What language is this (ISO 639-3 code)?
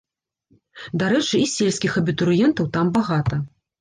bel